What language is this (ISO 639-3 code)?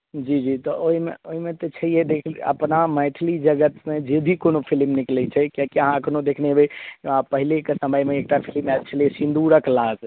mai